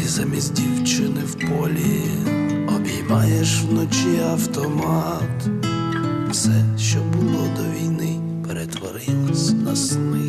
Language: Ukrainian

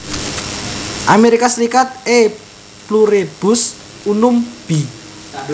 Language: Javanese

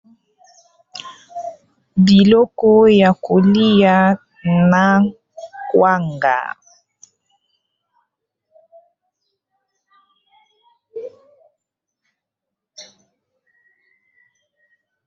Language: Lingala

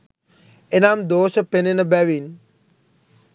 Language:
Sinhala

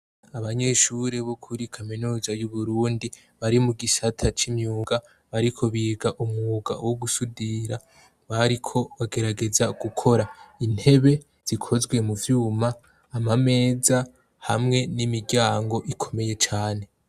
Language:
Rundi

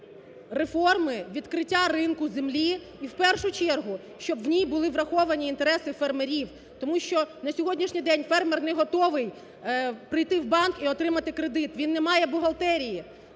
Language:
Ukrainian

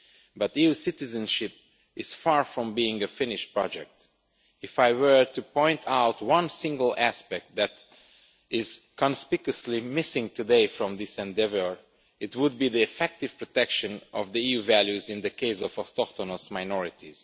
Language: English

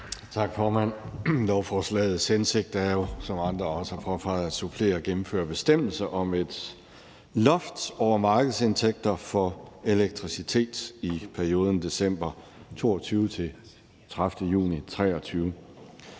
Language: Danish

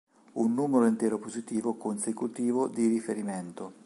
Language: Italian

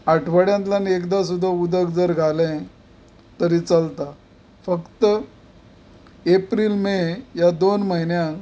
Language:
Konkani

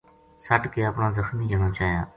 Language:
Gujari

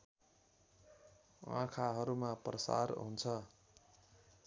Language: Nepali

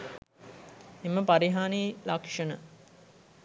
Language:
Sinhala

